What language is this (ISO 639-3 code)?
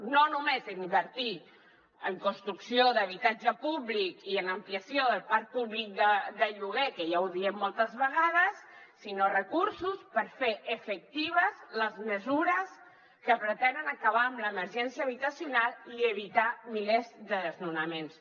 cat